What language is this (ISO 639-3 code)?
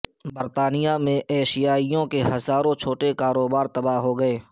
urd